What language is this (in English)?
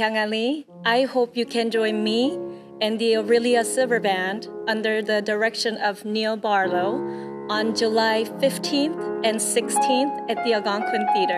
English